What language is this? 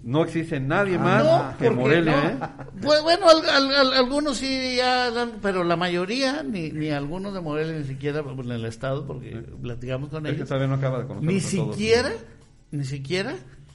Spanish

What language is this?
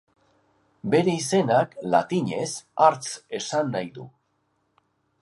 Basque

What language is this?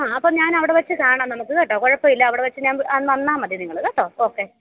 Malayalam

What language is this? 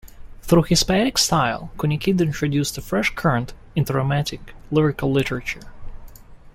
English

